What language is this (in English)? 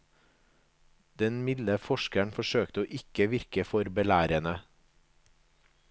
Norwegian